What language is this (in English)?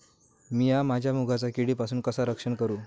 Marathi